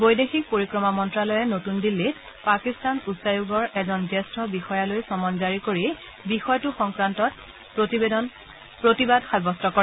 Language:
Assamese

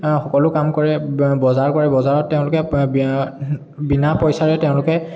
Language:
Assamese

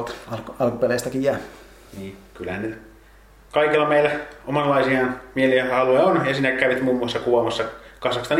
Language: Finnish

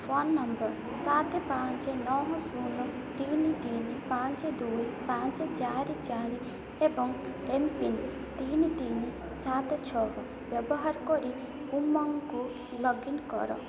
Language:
Odia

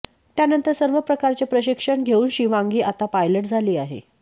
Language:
Marathi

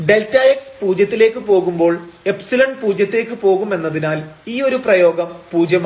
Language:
Malayalam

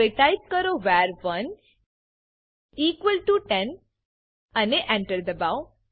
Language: Gujarati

